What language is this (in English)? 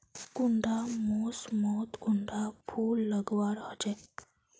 Magahi